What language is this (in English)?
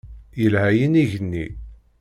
Kabyle